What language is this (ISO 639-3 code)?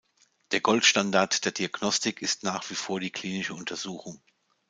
deu